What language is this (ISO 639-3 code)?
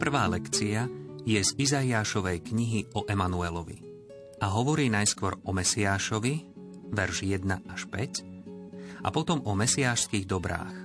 slk